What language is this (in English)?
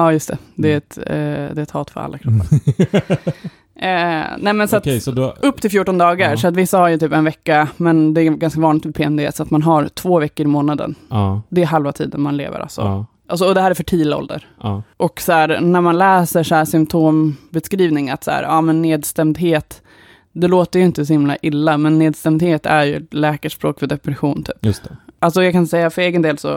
Swedish